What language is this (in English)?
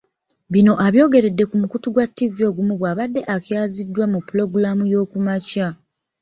Ganda